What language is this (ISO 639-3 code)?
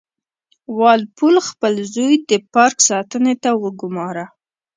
pus